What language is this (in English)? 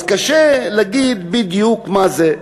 Hebrew